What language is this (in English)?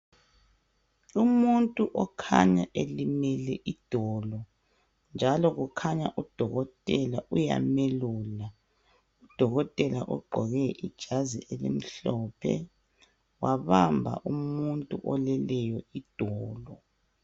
North Ndebele